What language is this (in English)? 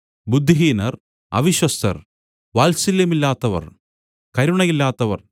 Malayalam